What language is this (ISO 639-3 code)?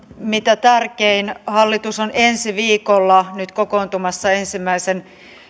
fin